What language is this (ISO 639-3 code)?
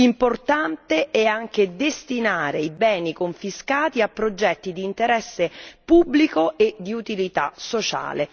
ita